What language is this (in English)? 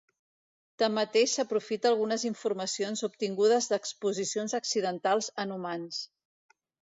Catalan